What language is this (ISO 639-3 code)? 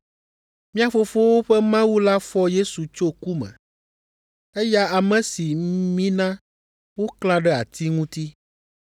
ewe